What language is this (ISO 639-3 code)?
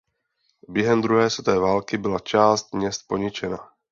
ces